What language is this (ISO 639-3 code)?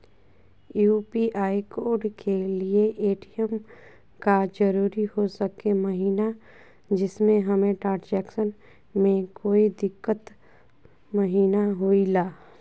mag